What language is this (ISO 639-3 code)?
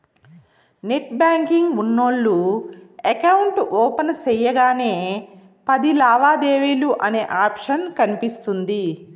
tel